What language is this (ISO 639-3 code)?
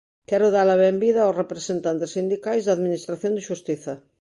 glg